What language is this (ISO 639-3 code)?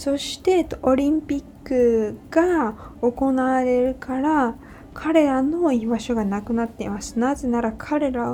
jpn